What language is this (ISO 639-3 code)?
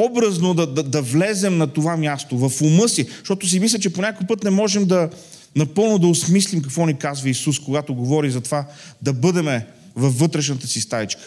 bul